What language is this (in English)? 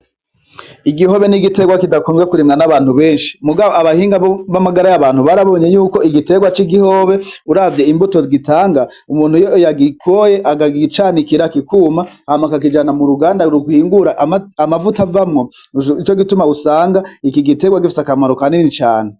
Rundi